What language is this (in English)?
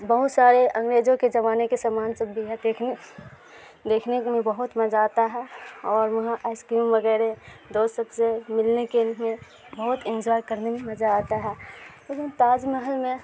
Urdu